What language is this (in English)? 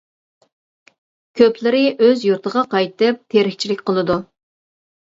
Uyghur